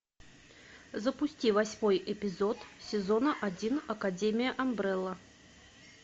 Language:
Russian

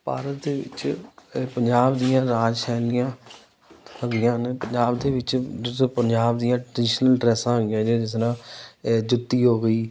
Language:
Punjabi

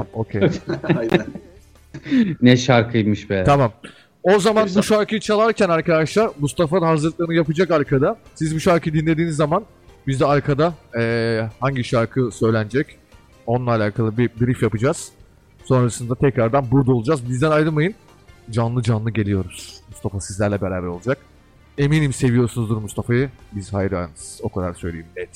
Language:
Turkish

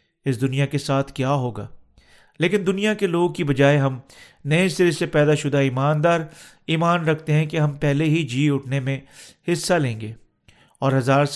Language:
Urdu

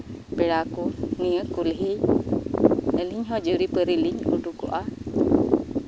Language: Santali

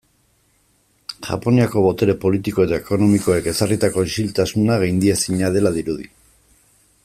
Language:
Basque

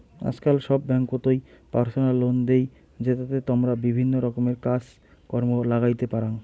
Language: Bangla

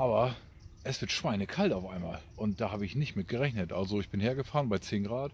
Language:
German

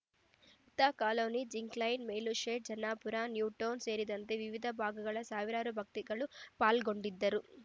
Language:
Kannada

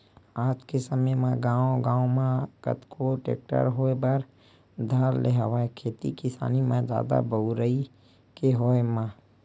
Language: Chhattisgarhi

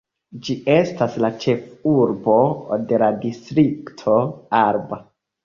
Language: Esperanto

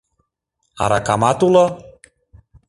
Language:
Mari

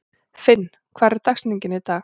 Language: Icelandic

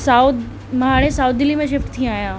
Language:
Sindhi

